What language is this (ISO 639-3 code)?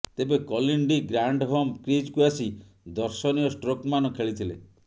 ori